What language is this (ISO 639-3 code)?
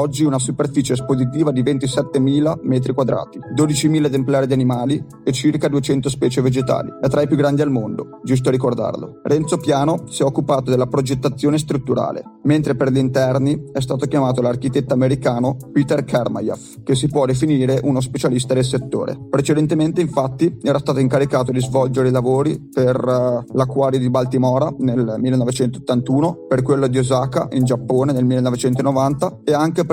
ita